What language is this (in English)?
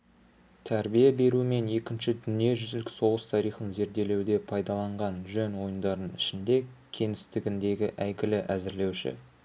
Kazakh